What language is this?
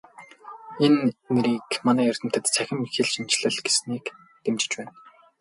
Mongolian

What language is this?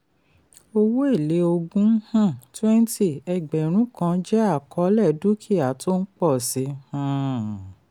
Yoruba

